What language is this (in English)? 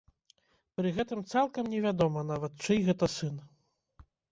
Belarusian